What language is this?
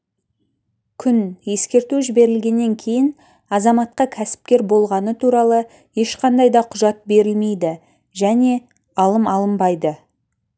Kazakh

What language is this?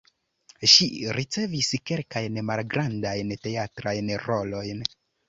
Esperanto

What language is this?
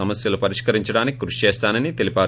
Telugu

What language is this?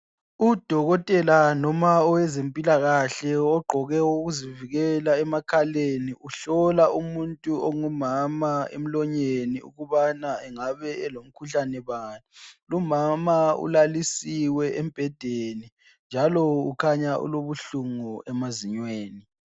North Ndebele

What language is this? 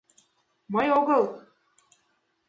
Mari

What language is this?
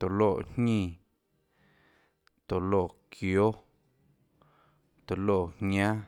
Tlacoatzintepec Chinantec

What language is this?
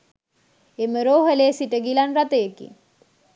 Sinhala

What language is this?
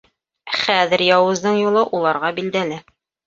Bashkir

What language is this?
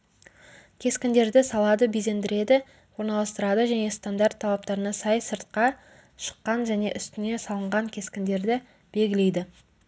Kazakh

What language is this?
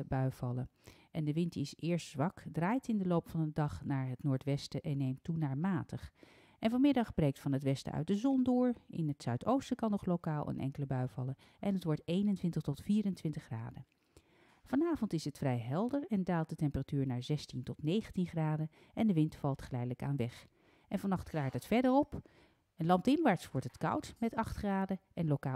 Dutch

